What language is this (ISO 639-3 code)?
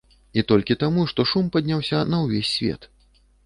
bel